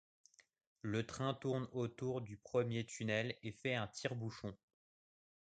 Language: French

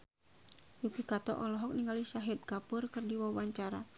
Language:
Sundanese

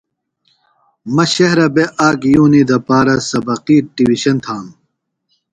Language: Phalura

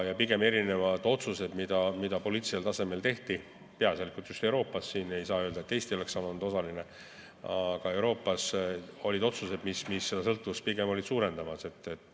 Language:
Estonian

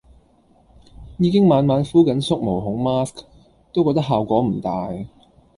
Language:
Cantonese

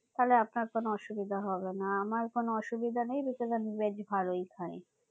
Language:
Bangla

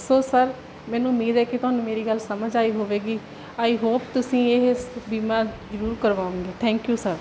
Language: Punjabi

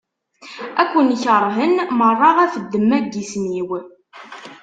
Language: Kabyle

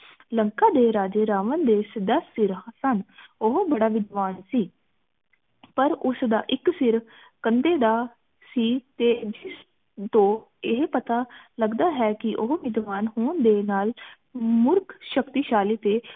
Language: Punjabi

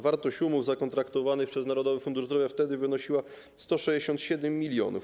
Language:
Polish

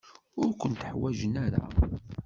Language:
Kabyle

